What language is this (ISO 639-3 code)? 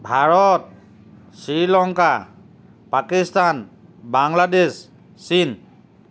asm